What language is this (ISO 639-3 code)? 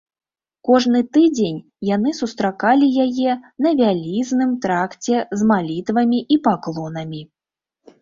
bel